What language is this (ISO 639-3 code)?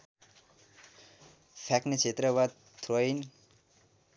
nep